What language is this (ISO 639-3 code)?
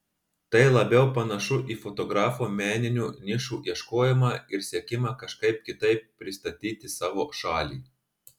lit